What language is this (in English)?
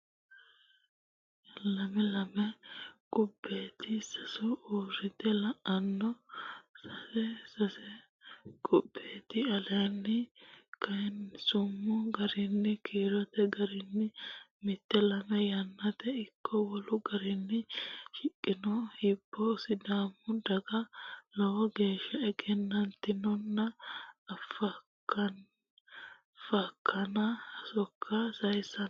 Sidamo